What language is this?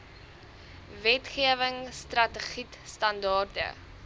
Afrikaans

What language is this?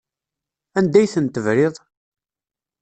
Kabyle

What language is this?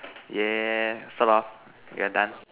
English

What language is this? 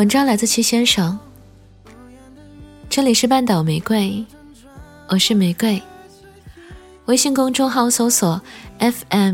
Chinese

